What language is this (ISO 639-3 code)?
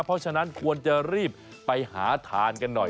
tha